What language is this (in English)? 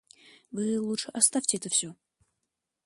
Russian